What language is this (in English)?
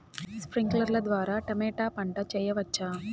Telugu